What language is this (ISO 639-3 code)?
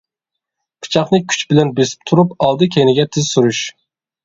uig